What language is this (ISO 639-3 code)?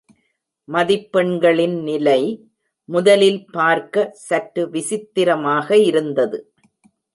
tam